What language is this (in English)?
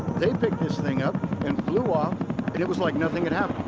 English